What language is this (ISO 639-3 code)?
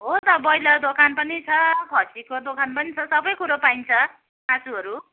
nep